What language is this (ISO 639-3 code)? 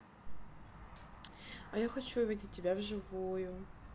rus